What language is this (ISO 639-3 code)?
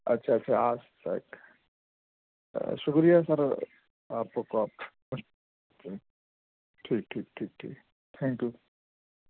urd